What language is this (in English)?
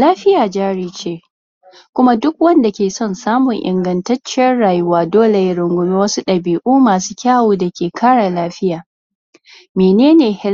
Hausa